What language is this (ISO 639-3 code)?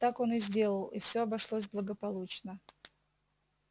rus